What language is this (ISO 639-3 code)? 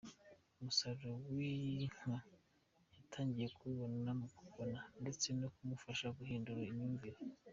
kin